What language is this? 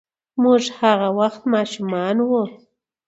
Pashto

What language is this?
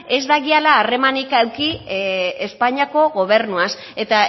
Basque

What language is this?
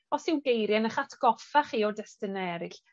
Welsh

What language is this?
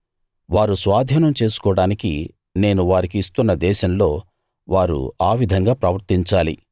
Telugu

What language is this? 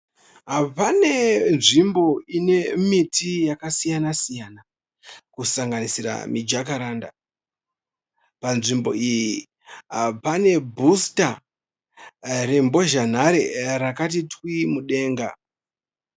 Shona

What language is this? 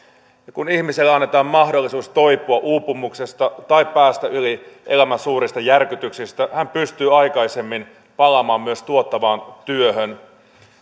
Finnish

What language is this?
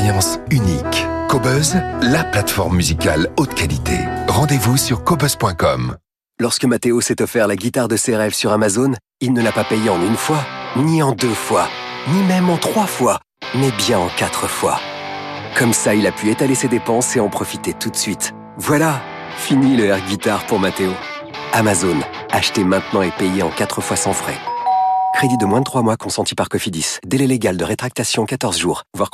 French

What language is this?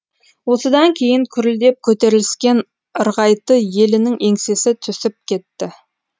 Kazakh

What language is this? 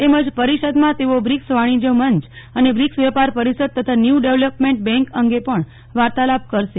Gujarati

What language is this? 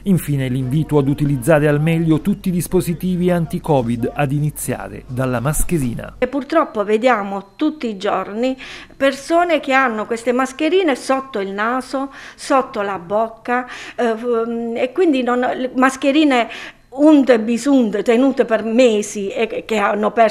Italian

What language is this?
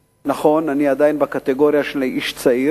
Hebrew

